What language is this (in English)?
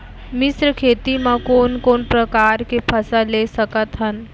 Chhattisgarhi